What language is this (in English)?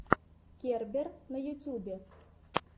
Russian